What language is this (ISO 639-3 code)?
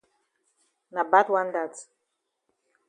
wes